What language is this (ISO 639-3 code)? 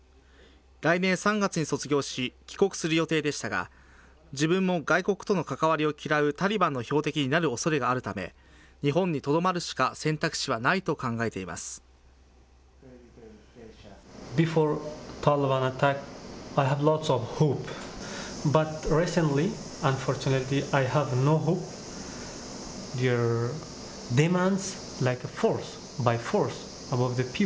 jpn